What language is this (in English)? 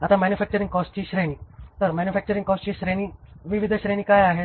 Marathi